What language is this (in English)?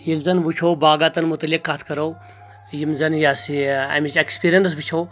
Kashmiri